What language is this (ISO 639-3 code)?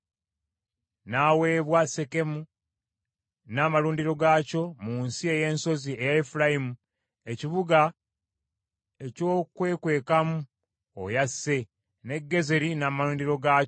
lug